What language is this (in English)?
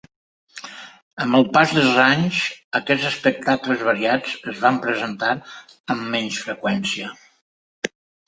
Catalan